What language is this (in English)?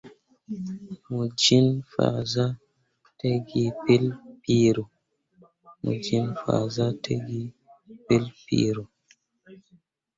Mundang